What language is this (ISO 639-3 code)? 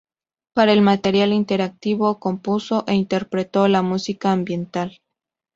spa